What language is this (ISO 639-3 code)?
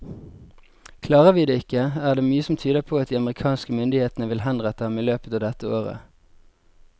nor